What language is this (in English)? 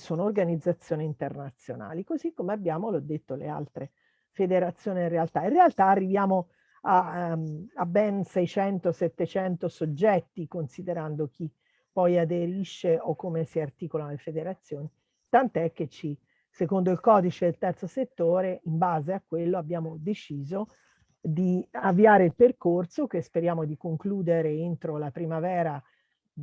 Italian